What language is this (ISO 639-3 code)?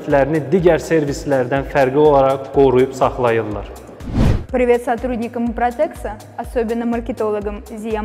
tur